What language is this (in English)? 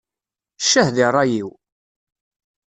Kabyle